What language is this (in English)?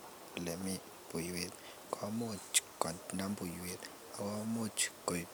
Kalenjin